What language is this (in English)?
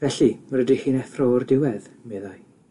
Welsh